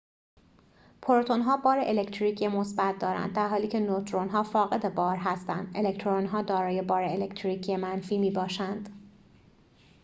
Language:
Persian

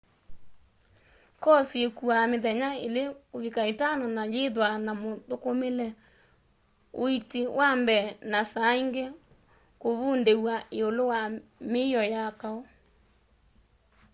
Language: Kamba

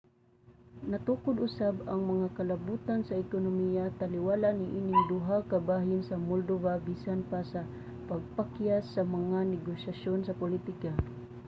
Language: Cebuano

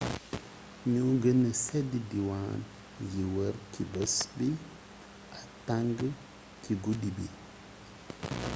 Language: Wolof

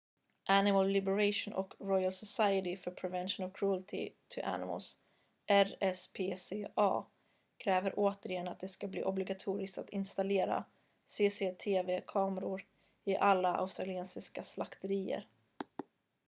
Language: Swedish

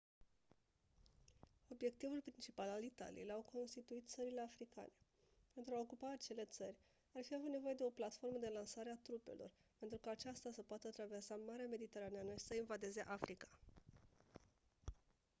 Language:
Romanian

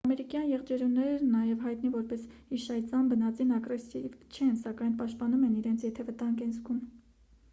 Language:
Armenian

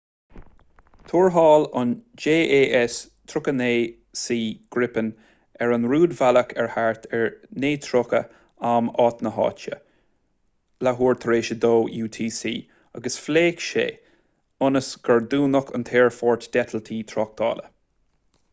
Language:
Irish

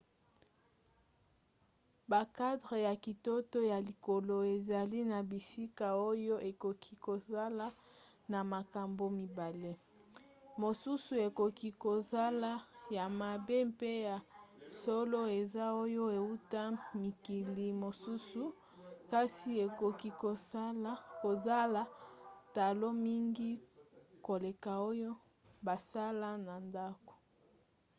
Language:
Lingala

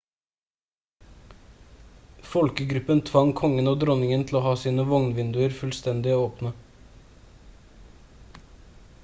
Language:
Norwegian Bokmål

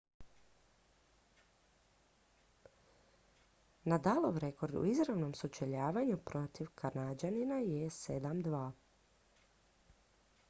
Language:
Croatian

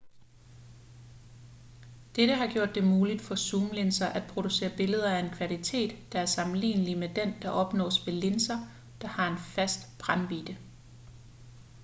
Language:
Danish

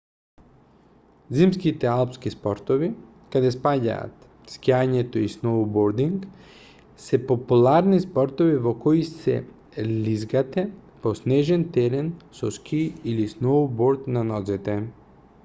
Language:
Macedonian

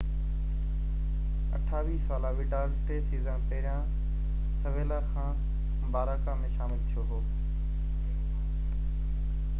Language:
Sindhi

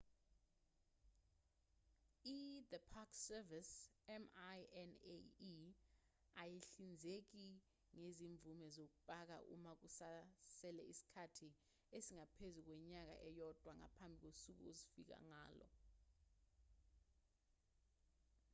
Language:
Zulu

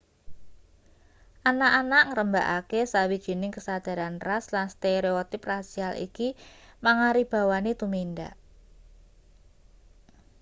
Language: Javanese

